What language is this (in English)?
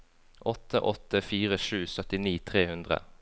Norwegian